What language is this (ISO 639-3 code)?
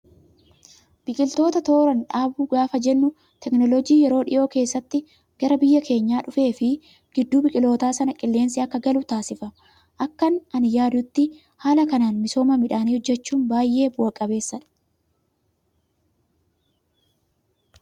orm